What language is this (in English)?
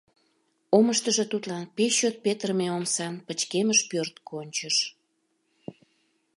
Mari